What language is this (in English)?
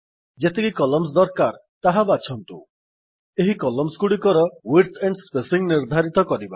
Odia